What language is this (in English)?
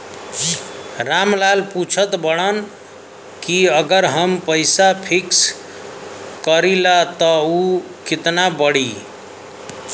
Bhojpuri